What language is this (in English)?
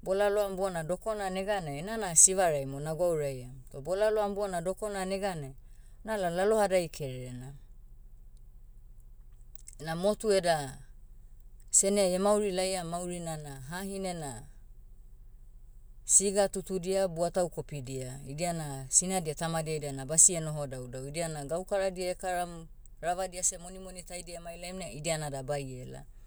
Motu